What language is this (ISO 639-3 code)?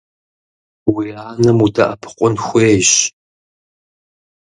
kbd